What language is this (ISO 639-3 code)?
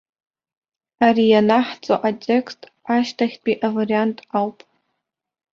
abk